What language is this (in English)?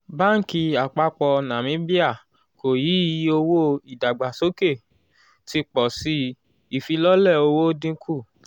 Yoruba